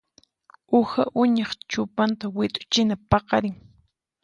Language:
Puno Quechua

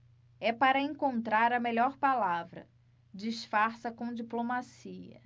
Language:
Portuguese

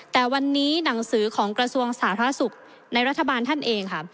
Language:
Thai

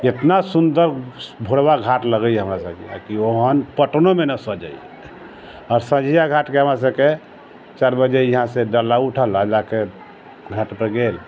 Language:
Maithili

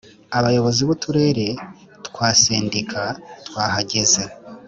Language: Kinyarwanda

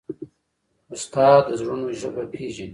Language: Pashto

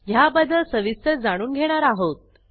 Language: Marathi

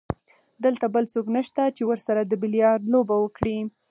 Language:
Pashto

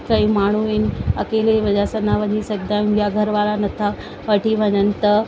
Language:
Sindhi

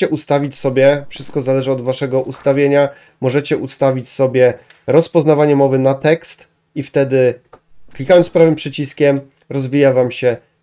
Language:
Polish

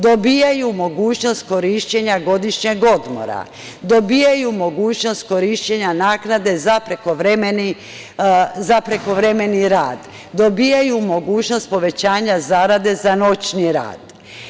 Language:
Serbian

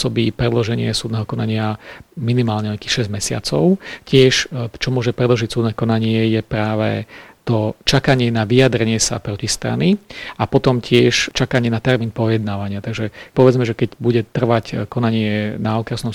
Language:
Slovak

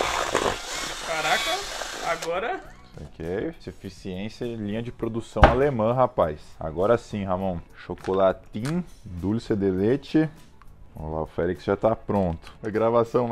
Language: Portuguese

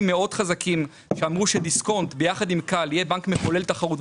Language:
Hebrew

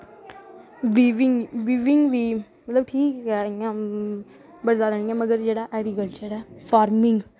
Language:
Dogri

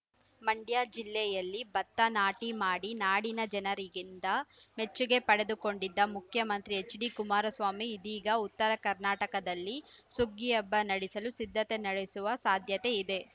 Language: Kannada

